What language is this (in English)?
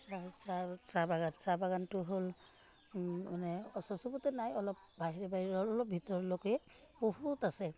Assamese